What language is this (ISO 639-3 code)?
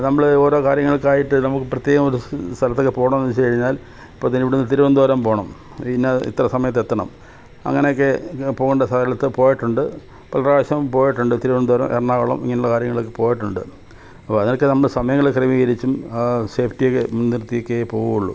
mal